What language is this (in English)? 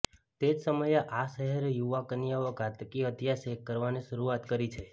Gujarati